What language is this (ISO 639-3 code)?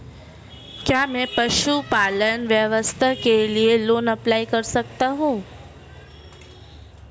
hin